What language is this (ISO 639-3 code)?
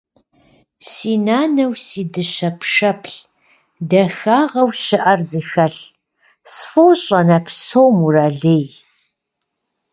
kbd